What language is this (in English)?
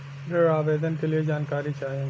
Bhojpuri